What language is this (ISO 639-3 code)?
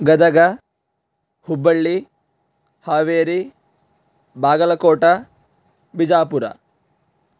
san